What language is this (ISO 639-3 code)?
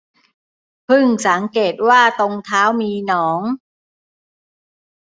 tha